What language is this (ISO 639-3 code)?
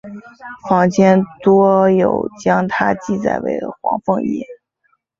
zho